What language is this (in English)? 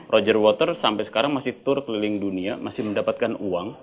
Indonesian